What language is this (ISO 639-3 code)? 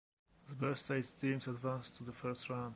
eng